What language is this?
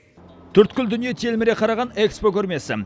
Kazakh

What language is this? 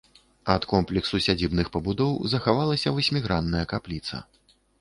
Belarusian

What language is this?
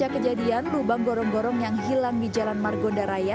Indonesian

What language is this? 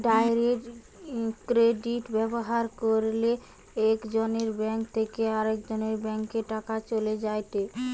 Bangla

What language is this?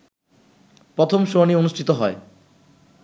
Bangla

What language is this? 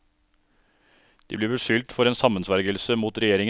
Norwegian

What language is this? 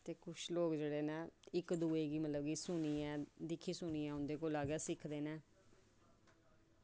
Dogri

